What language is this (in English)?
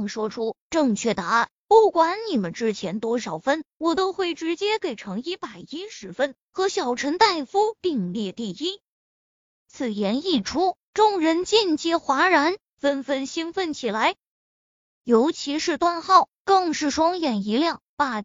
Chinese